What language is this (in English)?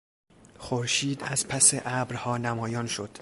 Persian